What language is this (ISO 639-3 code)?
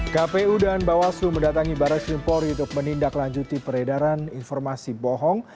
ind